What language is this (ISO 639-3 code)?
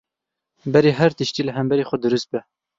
kur